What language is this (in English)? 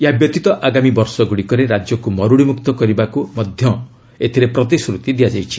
Odia